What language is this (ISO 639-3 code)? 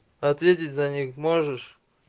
rus